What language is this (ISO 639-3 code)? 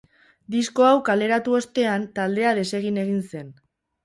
eus